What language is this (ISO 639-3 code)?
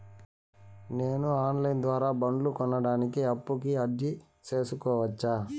tel